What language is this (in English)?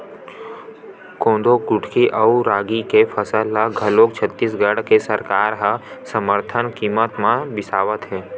Chhattisgarhi